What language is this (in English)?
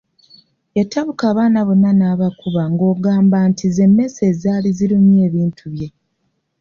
Ganda